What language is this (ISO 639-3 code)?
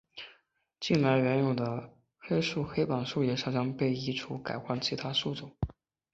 zho